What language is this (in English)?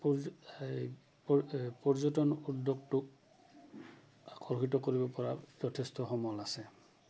Assamese